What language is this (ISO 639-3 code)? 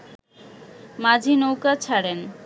ben